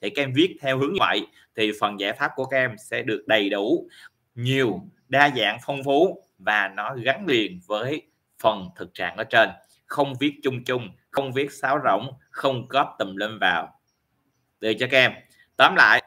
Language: Vietnamese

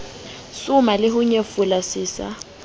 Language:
Southern Sotho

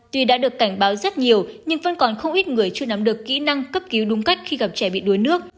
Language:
Vietnamese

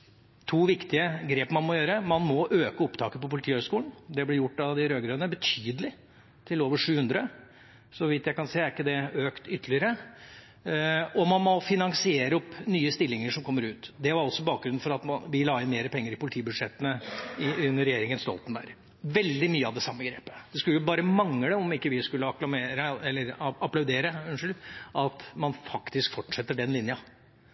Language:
Norwegian Bokmål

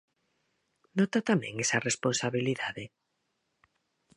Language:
Galician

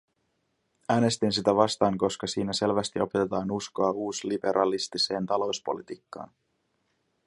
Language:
Finnish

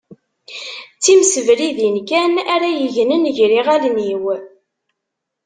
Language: Kabyle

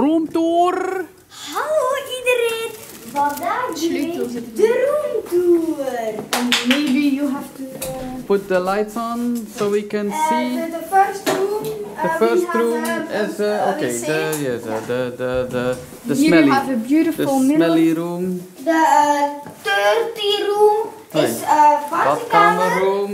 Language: Dutch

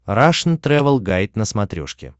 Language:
Russian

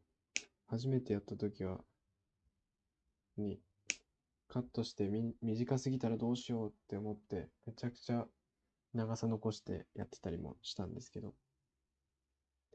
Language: Japanese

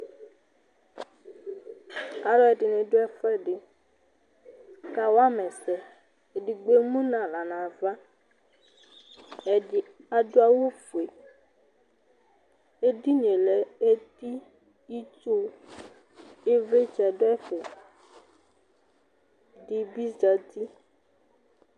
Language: Ikposo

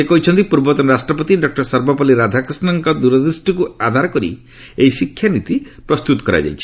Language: Odia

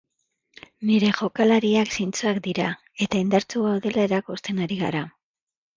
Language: Basque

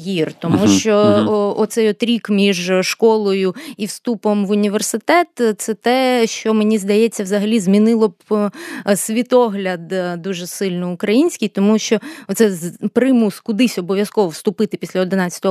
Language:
Ukrainian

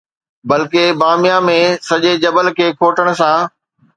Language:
Sindhi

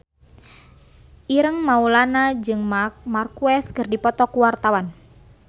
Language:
Sundanese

